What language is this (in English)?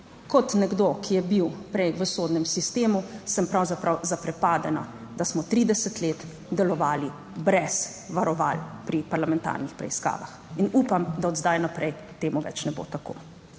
Slovenian